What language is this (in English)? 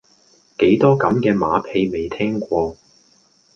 Cantonese